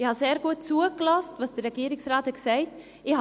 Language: Swiss German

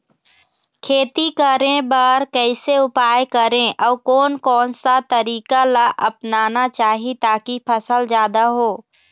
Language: Chhattisgarhi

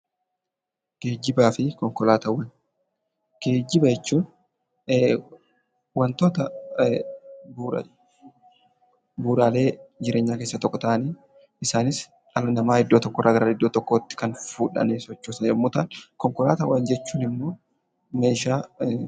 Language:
Oromo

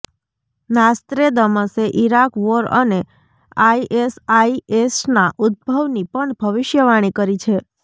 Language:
Gujarati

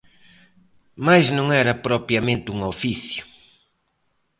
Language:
Galician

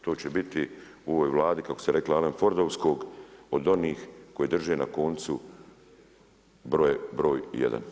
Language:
Croatian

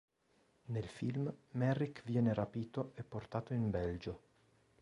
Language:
Italian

